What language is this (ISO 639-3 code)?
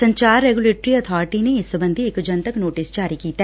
pan